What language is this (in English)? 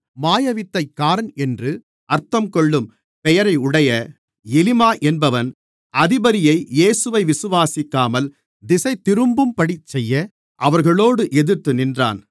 Tamil